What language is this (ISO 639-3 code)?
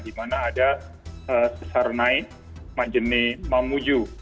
ind